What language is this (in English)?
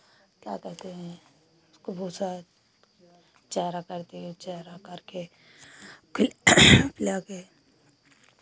Hindi